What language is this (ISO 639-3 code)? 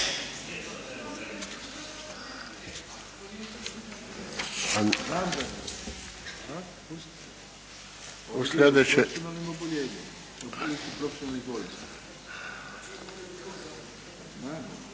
hrv